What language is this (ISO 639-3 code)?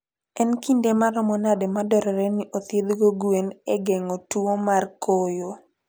luo